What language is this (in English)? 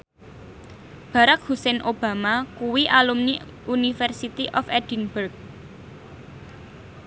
Javanese